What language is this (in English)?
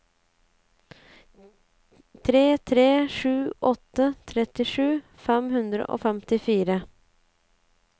Norwegian